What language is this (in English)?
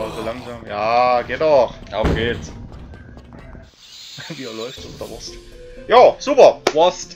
German